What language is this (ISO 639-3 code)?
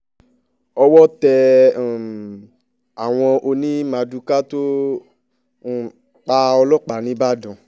yor